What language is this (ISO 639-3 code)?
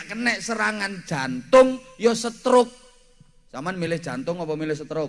ind